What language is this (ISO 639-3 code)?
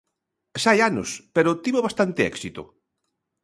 glg